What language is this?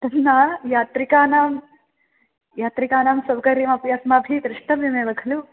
Sanskrit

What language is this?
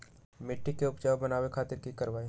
Magahi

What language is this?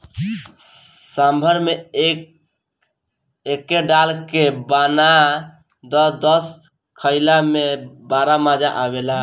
Bhojpuri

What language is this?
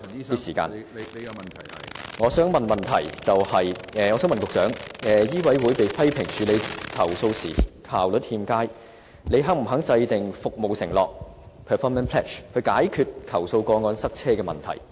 Cantonese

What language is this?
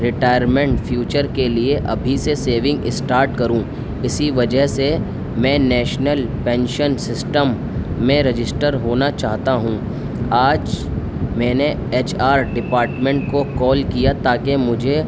Urdu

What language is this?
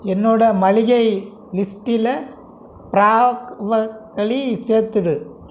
Tamil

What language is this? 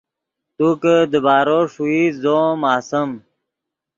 Yidgha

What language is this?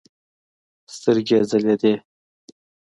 Pashto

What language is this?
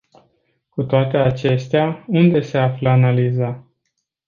Romanian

